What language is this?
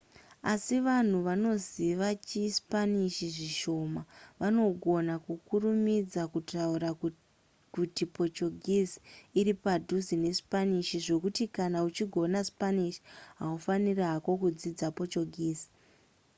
Shona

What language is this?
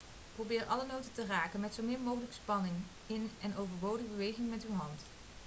Dutch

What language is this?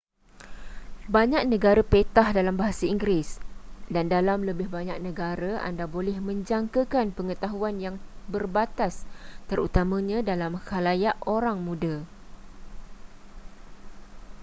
Malay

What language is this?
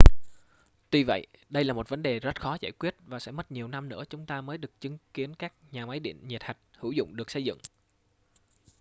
Vietnamese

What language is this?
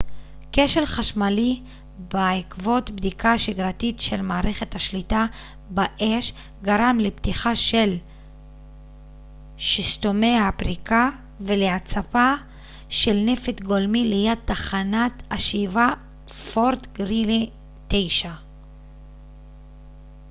Hebrew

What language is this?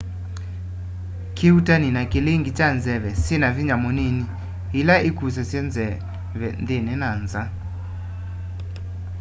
Kamba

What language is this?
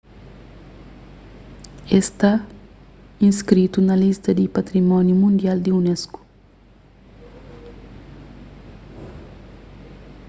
Kabuverdianu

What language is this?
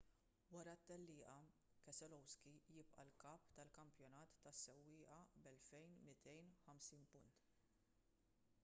Maltese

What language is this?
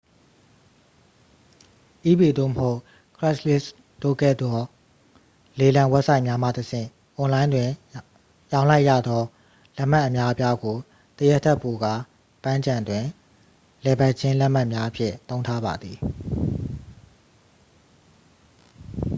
Burmese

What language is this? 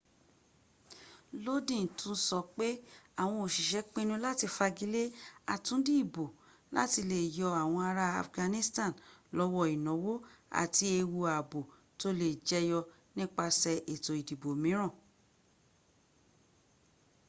Yoruba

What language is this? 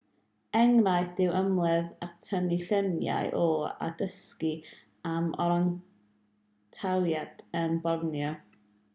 Welsh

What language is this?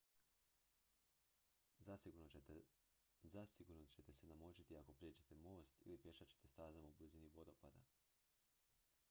Croatian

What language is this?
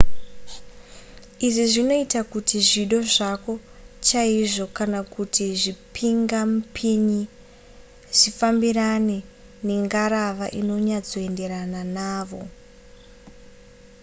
Shona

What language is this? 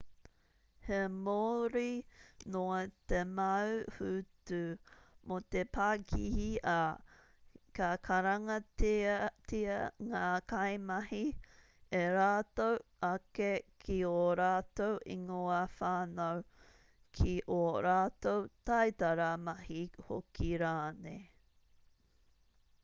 Māori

